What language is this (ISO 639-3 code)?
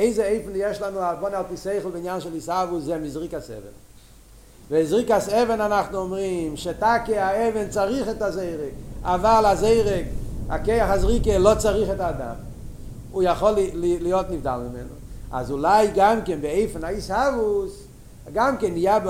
heb